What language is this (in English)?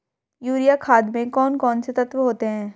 Hindi